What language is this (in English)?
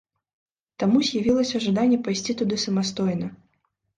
Belarusian